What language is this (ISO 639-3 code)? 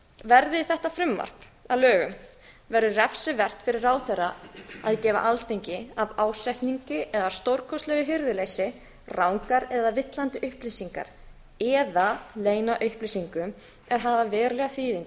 isl